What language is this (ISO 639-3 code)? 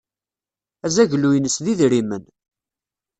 kab